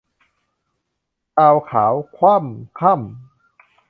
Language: Thai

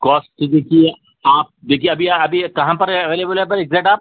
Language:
Urdu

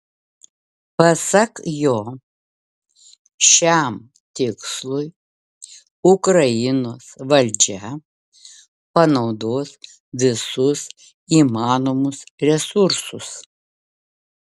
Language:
Lithuanian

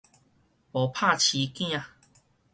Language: Min Nan Chinese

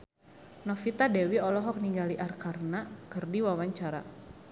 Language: Sundanese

